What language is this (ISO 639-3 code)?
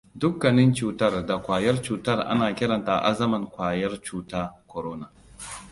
hau